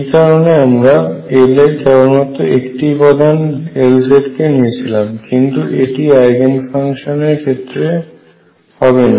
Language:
Bangla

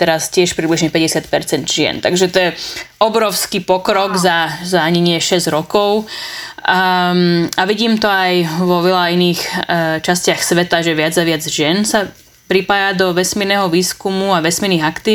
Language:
Slovak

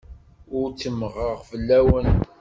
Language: Kabyle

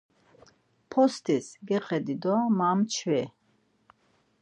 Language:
Laz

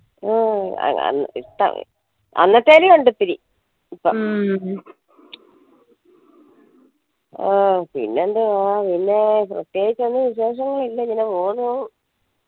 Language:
Malayalam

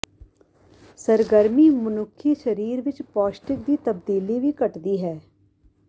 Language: Punjabi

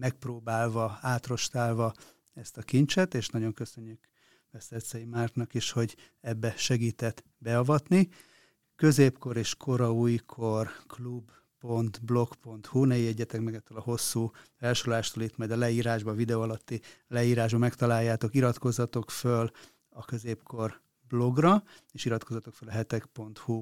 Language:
Hungarian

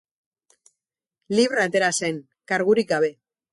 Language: Basque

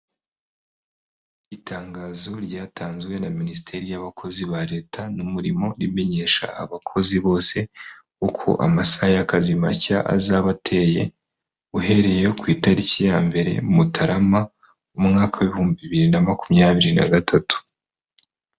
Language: Kinyarwanda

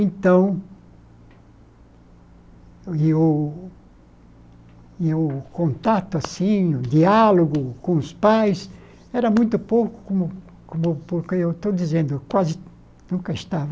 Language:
Portuguese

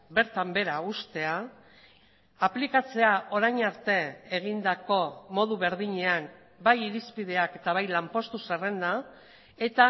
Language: Basque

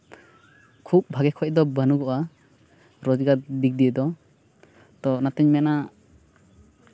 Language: Santali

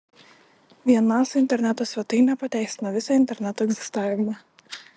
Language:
Lithuanian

